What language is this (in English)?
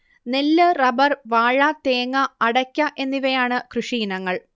Malayalam